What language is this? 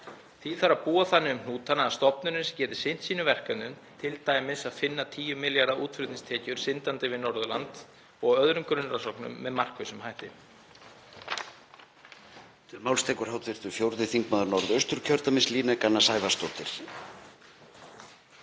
Icelandic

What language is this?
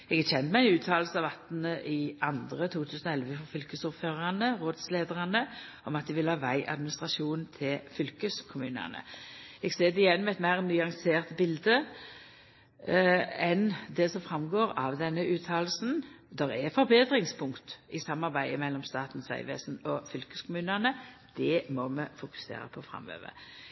Norwegian Nynorsk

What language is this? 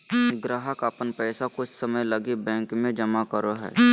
Magahi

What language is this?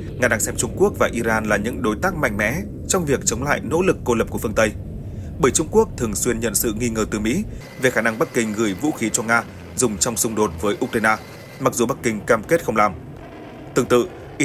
Vietnamese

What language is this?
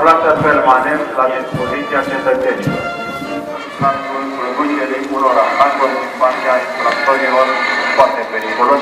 Romanian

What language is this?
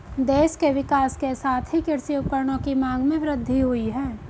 Hindi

